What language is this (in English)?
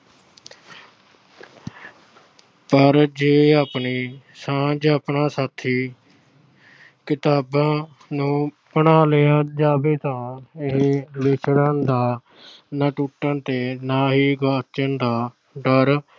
Punjabi